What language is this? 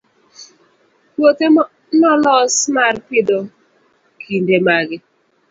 Luo (Kenya and Tanzania)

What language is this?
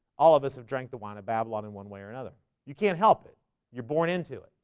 English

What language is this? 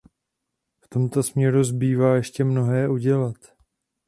Czech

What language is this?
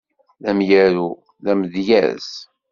Kabyle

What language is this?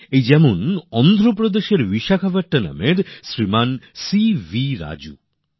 Bangla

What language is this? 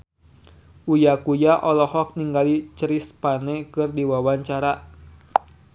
Sundanese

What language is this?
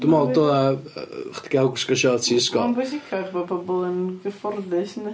Welsh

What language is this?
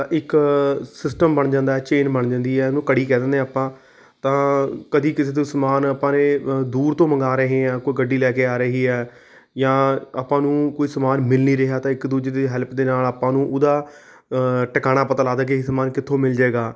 Punjabi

